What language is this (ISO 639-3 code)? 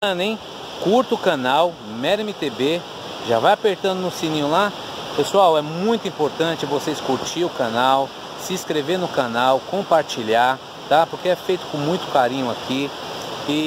por